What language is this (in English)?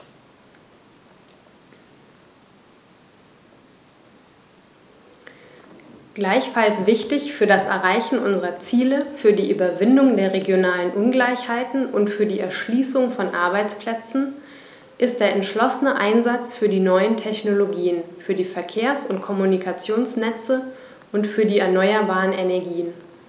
German